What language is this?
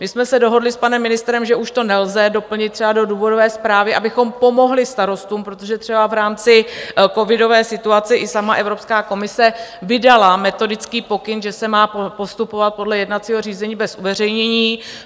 Czech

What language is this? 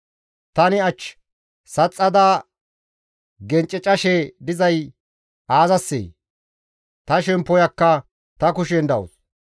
Gamo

